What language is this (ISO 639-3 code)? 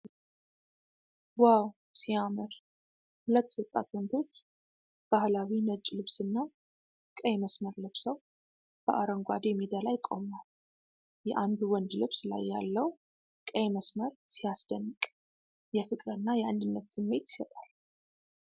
amh